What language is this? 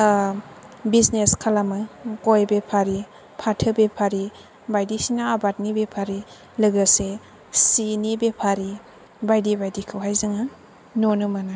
Bodo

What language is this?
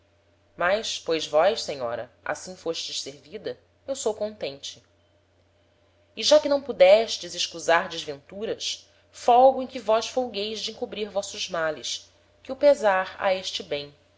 Portuguese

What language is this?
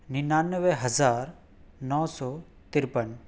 Urdu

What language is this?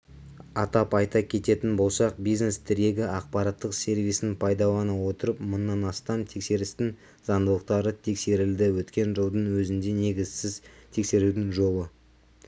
Kazakh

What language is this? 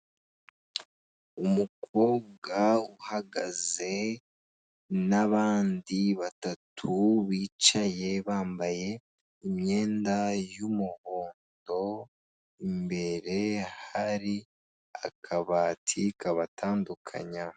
Kinyarwanda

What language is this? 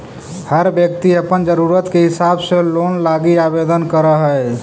Magahi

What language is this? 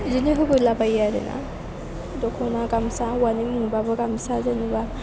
Bodo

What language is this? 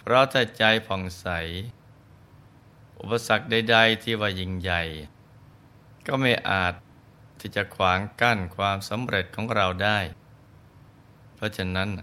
Thai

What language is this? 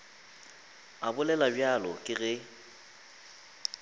Northern Sotho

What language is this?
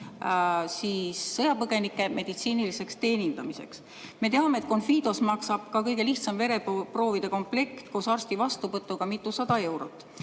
Estonian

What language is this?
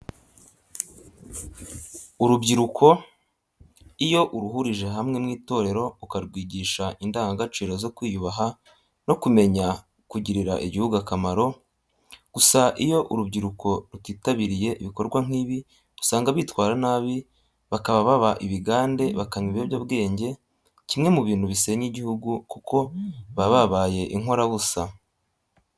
Kinyarwanda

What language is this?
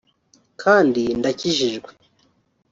Kinyarwanda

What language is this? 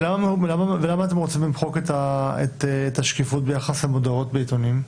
Hebrew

